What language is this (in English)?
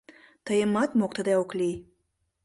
Mari